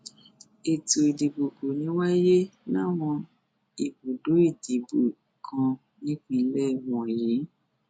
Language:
Yoruba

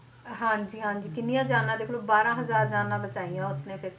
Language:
Punjabi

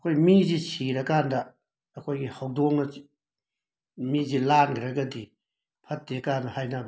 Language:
Manipuri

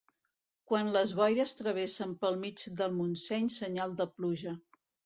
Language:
Catalan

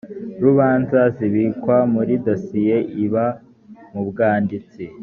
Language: Kinyarwanda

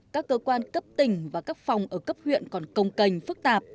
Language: Vietnamese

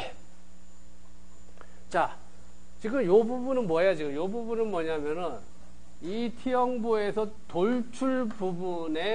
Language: Korean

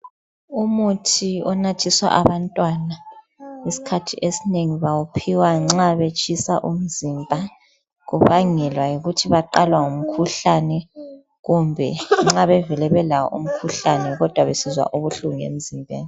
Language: North Ndebele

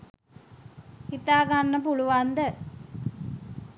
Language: Sinhala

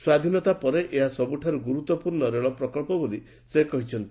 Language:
Odia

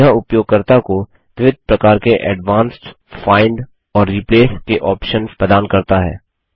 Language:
Hindi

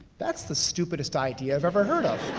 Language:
English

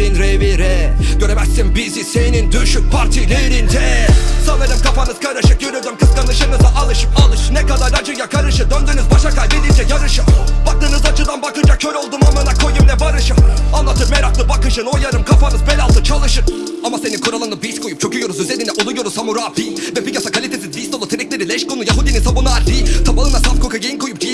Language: Turkish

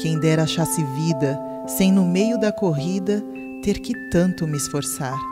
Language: Portuguese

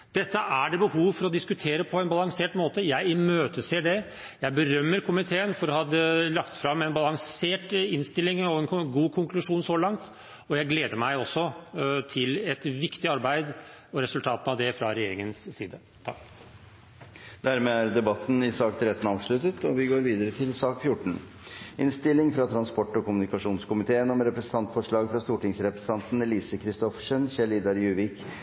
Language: Norwegian Bokmål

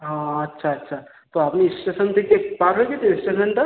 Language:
Bangla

